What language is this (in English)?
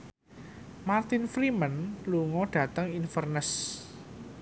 Javanese